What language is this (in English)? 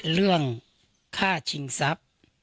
Thai